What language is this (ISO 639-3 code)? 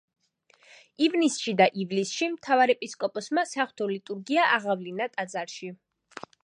kat